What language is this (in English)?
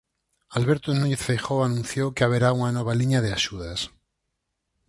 Galician